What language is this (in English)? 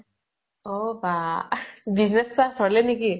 Assamese